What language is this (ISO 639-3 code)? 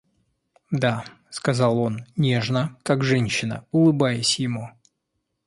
rus